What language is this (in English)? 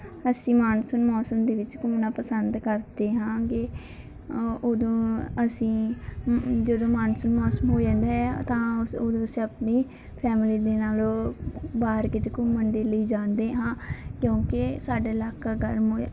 Punjabi